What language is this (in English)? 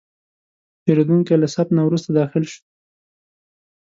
Pashto